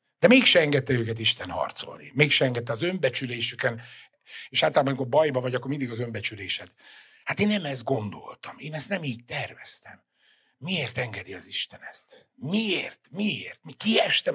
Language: Hungarian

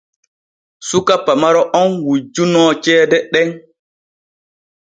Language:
Borgu Fulfulde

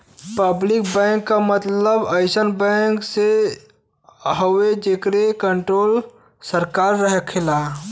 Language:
Bhojpuri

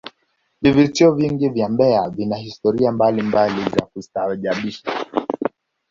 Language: Swahili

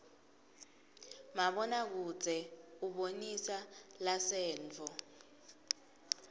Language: Swati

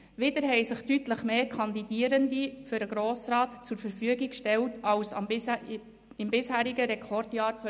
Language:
Swiss German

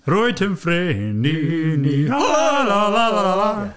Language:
Welsh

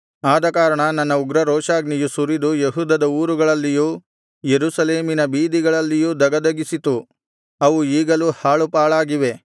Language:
Kannada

